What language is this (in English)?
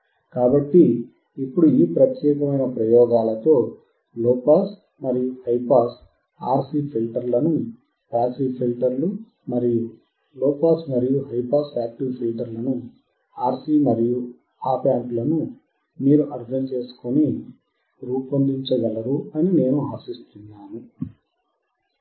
Telugu